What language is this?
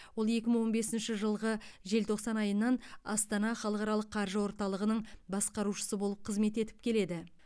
Kazakh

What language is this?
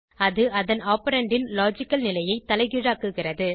Tamil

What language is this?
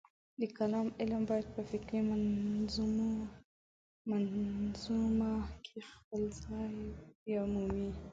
Pashto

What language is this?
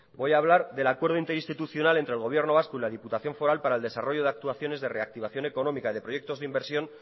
Spanish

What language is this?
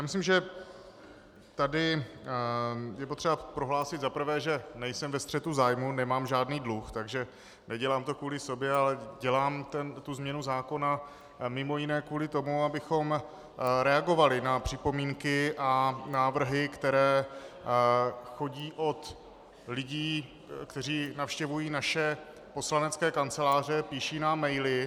Czech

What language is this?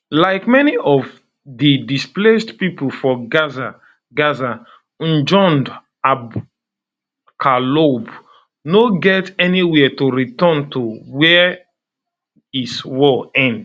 Nigerian Pidgin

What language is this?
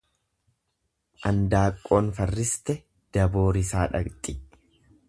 Oromo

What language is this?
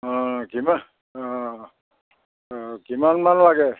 Assamese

